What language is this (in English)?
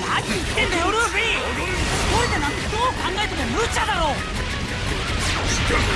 Japanese